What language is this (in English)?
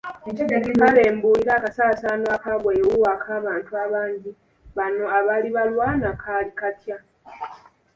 Ganda